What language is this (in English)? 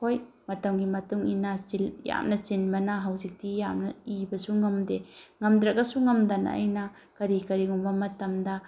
Manipuri